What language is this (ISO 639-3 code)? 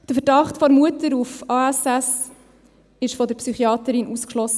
gsw